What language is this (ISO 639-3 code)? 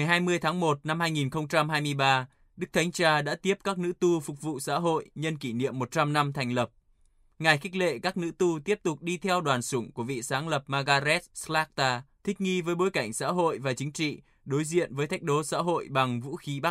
vie